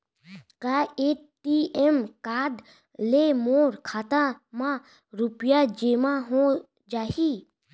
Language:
Chhattisgarhi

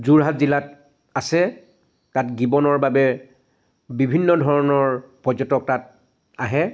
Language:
Assamese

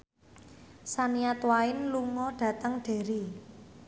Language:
Javanese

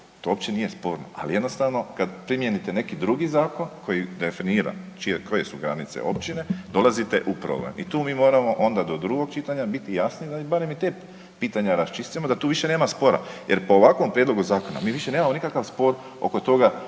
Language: Croatian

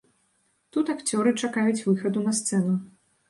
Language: Belarusian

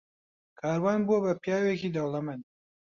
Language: Central Kurdish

